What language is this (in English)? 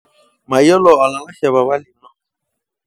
Masai